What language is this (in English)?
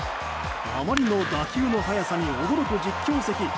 Japanese